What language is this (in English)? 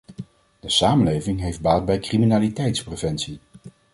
Dutch